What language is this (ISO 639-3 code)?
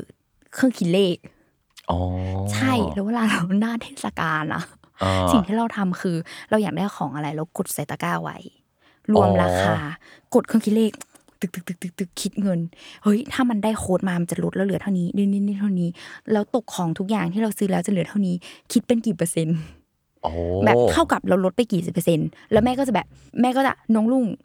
tha